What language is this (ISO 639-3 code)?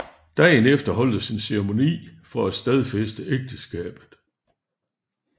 dan